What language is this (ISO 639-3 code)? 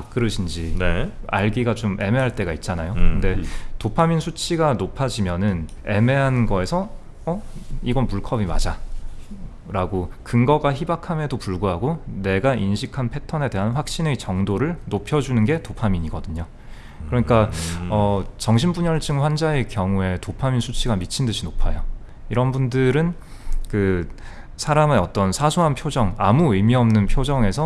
kor